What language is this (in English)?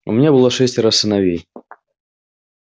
Russian